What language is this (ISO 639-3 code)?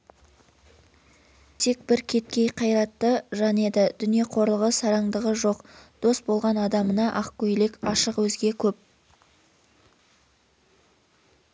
kaz